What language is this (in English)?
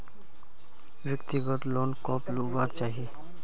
Magahi